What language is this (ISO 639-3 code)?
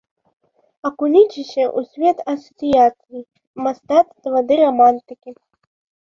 bel